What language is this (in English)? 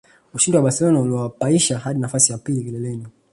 Swahili